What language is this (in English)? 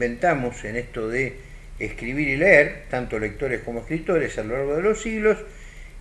Spanish